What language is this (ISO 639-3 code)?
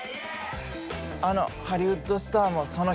jpn